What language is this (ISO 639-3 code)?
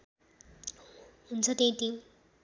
nep